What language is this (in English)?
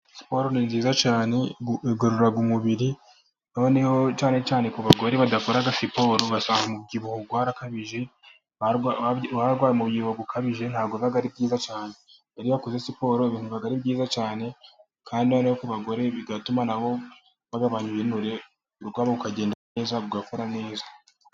Kinyarwanda